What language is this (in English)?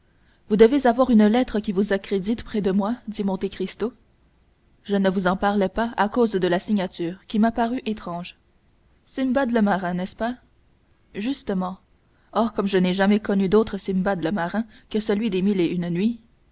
French